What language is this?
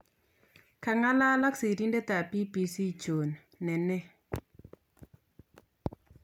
Kalenjin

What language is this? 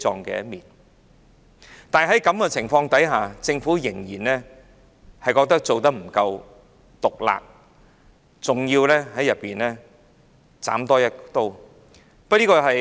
Cantonese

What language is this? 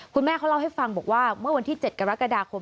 Thai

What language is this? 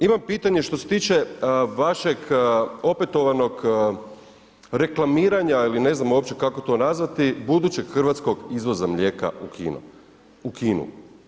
Croatian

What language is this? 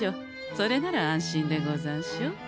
Japanese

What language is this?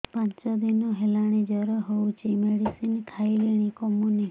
Odia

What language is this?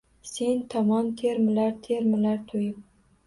Uzbek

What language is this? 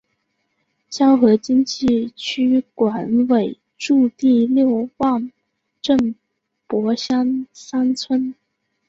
Chinese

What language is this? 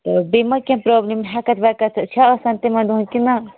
Kashmiri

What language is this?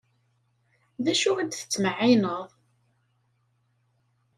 Kabyle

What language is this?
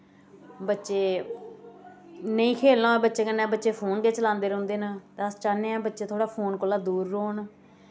Dogri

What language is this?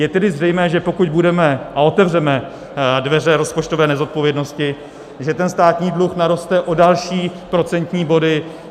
Czech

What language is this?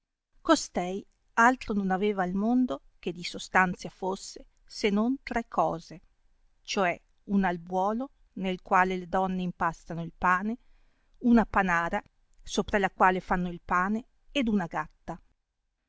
Italian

